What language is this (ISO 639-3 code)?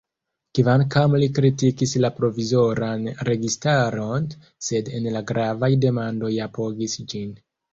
epo